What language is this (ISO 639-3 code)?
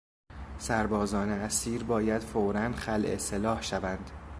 fas